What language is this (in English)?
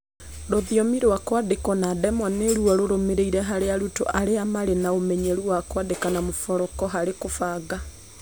Kikuyu